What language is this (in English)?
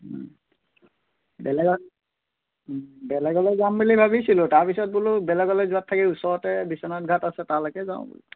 Assamese